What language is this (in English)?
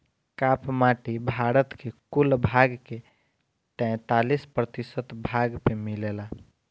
Bhojpuri